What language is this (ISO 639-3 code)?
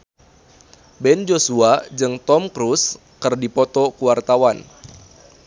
sun